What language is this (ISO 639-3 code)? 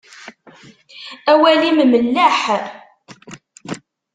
kab